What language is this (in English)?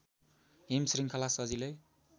Nepali